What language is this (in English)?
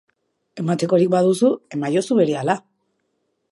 Basque